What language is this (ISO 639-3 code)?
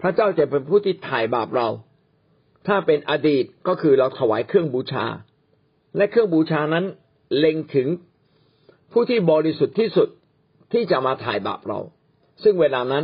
tha